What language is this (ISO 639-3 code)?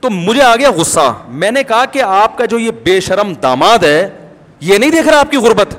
urd